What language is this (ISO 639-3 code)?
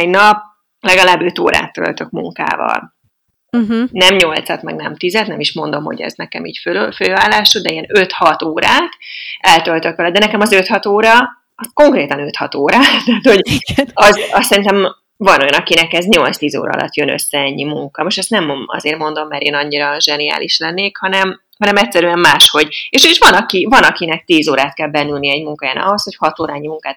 hun